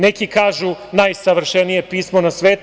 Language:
Serbian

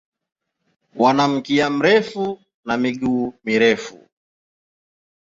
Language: Swahili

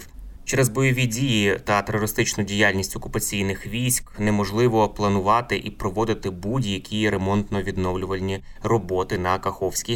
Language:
Ukrainian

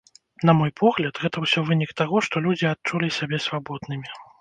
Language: Belarusian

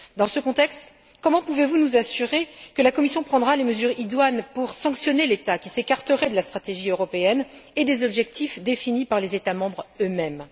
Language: French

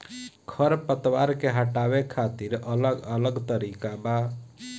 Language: Bhojpuri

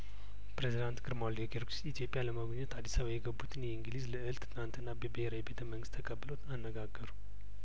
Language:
Amharic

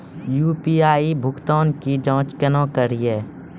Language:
Maithili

